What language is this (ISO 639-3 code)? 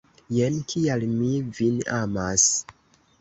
epo